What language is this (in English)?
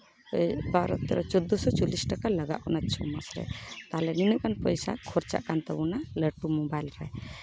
Santali